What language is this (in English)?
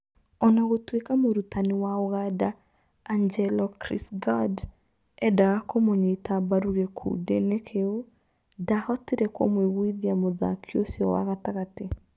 Kikuyu